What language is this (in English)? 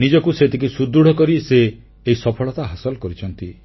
Odia